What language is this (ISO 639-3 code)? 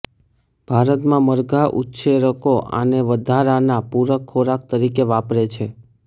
guj